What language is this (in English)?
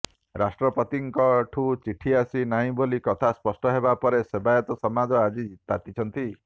Odia